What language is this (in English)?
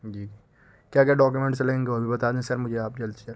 Urdu